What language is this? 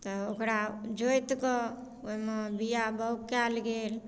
Maithili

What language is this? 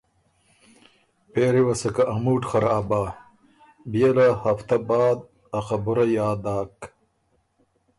Ormuri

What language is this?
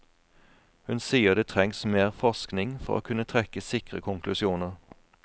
Norwegian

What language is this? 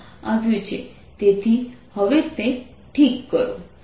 Gujarati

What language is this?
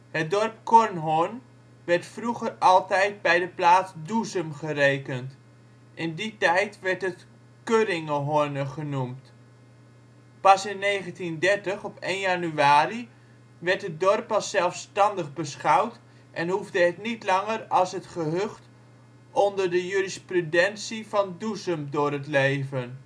Dutch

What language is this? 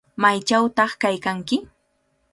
Cajatambo North Lima Quechua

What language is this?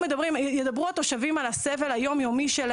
Hebrew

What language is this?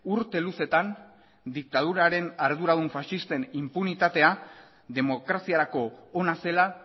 Basque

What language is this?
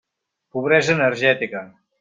Catalan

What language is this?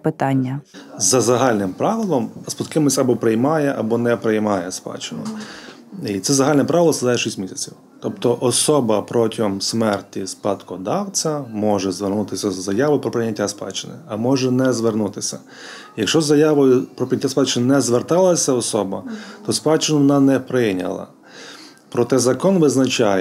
Ukrainian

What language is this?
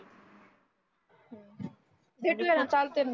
Marathi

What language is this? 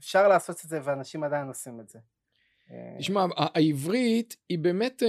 Hebrew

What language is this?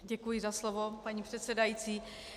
Czech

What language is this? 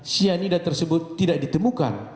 Indonesian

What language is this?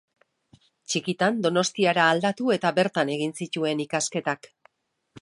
Basque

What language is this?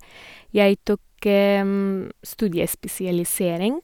Norwegian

